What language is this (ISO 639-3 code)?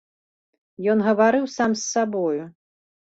bel